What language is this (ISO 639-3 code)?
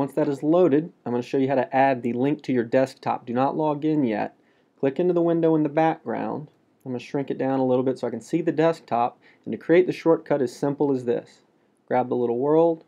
eng